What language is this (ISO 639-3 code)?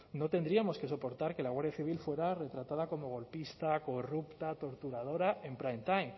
spa